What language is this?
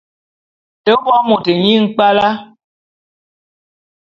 Bulu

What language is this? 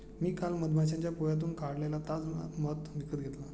Marathi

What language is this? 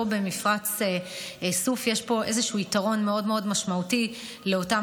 Hebrew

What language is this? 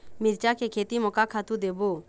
Chhattisgarhi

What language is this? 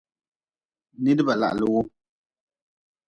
Nawdm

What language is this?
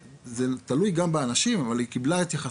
Hebrew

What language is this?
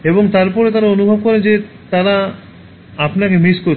Bangla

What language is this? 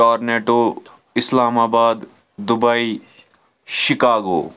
Kashmiri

